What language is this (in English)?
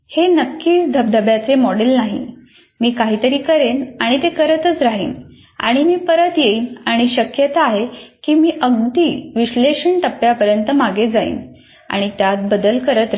Marathi